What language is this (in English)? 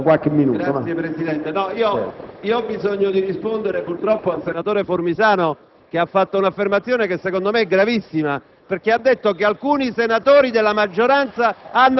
Italian